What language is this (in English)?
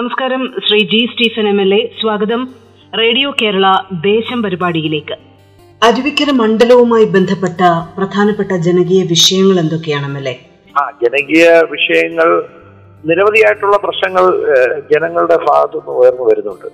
Malayalam